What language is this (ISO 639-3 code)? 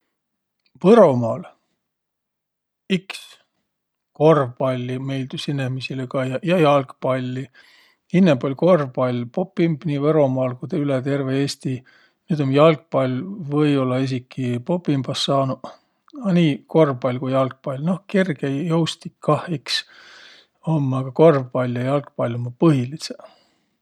vro